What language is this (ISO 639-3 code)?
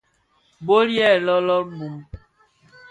ksf